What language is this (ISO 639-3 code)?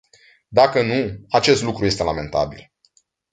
ron